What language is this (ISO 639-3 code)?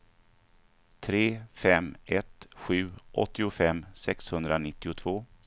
swe